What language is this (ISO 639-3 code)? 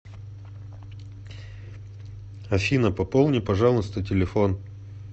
rus